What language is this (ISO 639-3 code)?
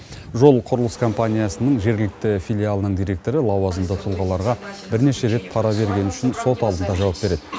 kaz